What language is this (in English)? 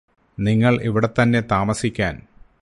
Malayalam